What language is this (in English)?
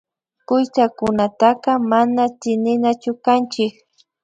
Imbabura Highland Quichua